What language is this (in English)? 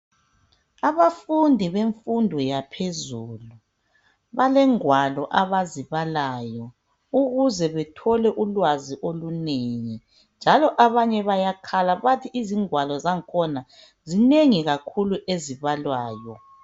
North Ndebele